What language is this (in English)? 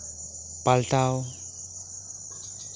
Santali